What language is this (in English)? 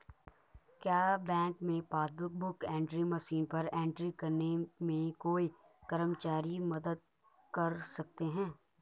Hindi